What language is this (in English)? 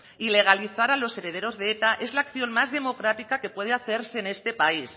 Spanish